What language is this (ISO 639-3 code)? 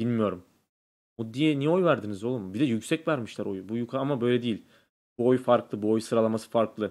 tur